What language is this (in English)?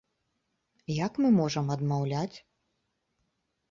Belarusian